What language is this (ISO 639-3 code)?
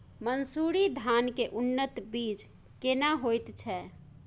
mai